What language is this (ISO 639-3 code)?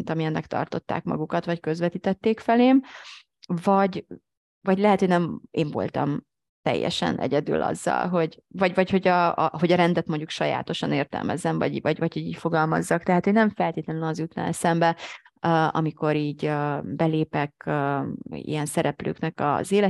hun